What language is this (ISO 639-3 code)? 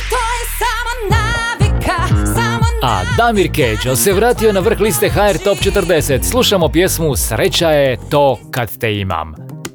hrv